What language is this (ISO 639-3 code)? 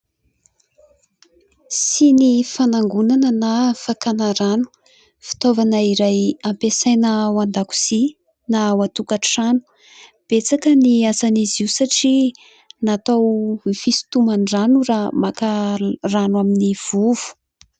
mlg